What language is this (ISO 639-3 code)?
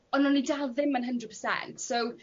cym